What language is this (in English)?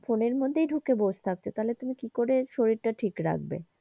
Bangla